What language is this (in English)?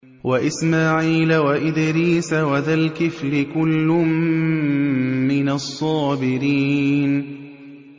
Arabic